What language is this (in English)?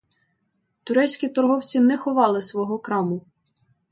Ukrainian